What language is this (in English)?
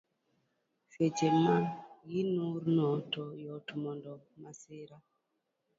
Luo (Kenya and Tanzania)